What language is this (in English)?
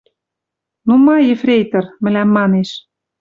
Western Mari